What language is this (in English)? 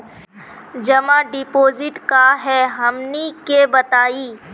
Magahi